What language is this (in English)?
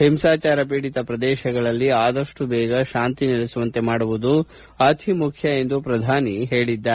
Kannada